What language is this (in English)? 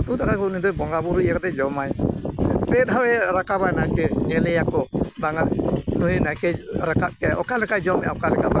Santali